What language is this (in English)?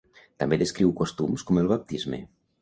Catalan